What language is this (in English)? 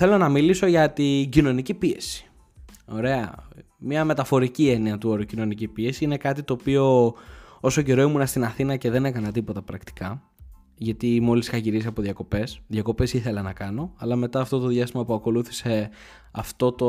Greek